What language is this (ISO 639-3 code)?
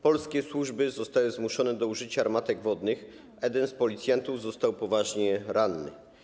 pol